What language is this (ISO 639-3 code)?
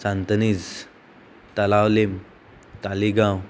kok